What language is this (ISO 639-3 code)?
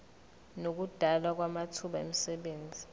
zul